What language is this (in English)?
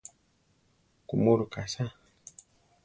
Central Tarahumara